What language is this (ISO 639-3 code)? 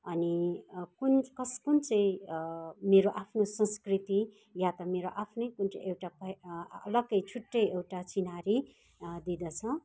nep